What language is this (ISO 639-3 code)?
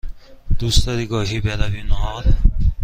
fas